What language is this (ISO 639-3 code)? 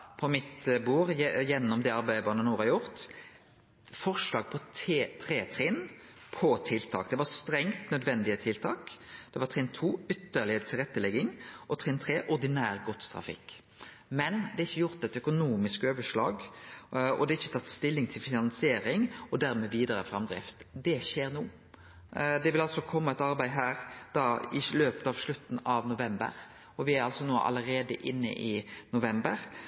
nno